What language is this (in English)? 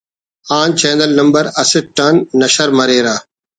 Brahui